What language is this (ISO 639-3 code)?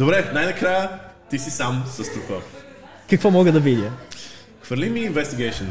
bul